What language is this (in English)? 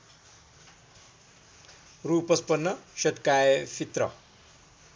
Nepali